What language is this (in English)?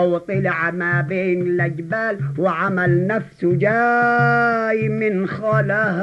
Arabic